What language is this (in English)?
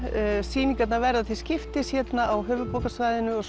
Icelandic